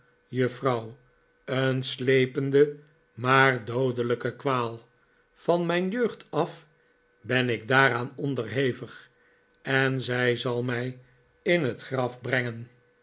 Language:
Dutch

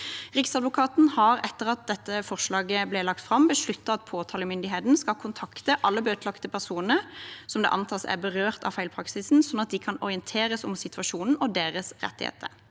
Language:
Norwegian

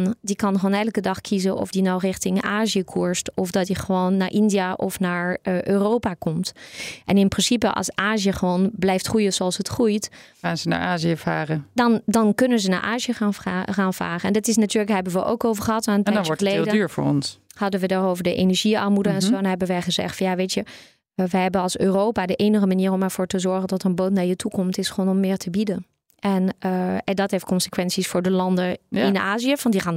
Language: Dutch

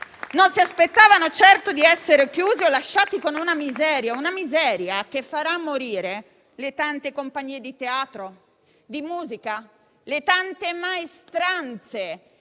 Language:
Italian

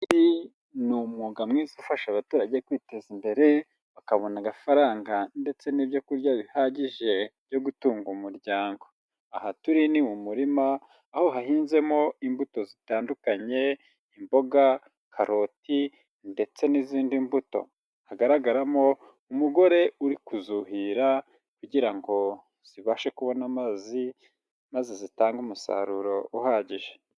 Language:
Kinyarwanda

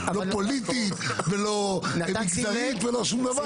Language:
Hebrew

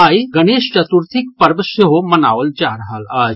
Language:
Maithili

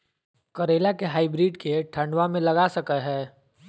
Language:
Magahi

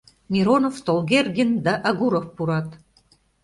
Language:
Mari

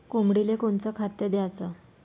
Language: Marathi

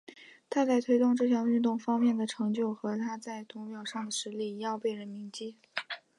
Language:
Chinese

